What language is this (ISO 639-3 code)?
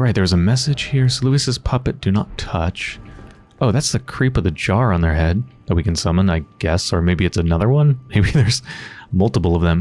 eng